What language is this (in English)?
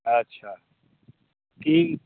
Maithili